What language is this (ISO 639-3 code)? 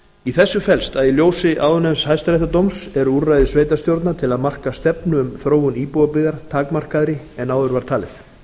isl